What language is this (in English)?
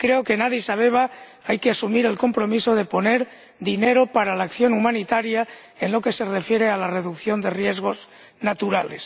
Spanish